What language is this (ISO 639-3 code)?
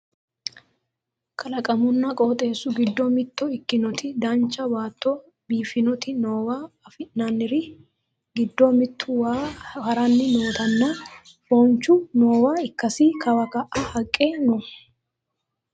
sid